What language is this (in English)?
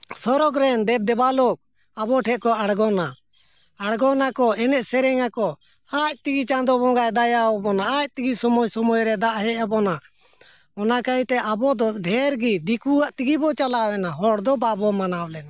Santali